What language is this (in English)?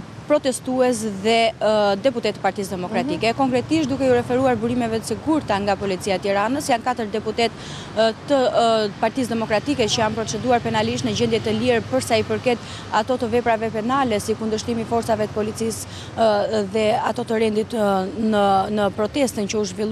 Romanian